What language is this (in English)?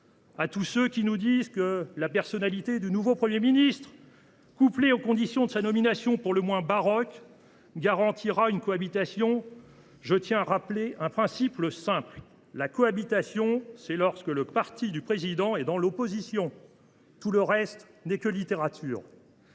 French